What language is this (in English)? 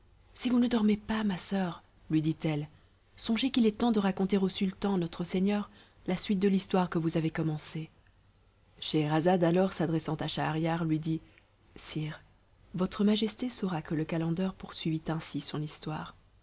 French